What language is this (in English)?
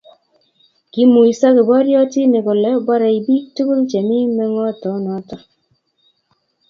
Kalenjin